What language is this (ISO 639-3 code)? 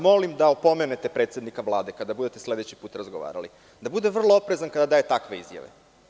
srp